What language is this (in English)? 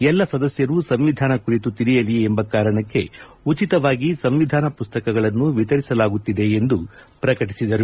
Kannada